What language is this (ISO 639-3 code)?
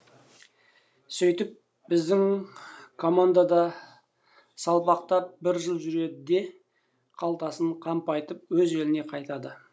kaz